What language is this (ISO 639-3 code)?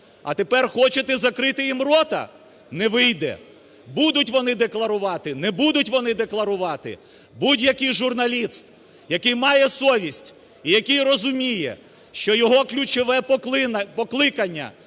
ukr